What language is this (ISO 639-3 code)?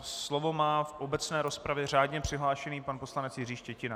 ces